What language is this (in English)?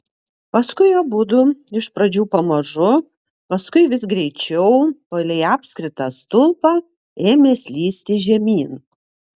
Lithuanian